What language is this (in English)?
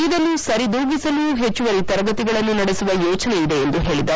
Kannada